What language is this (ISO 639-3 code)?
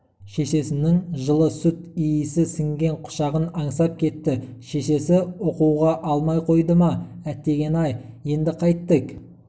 kaz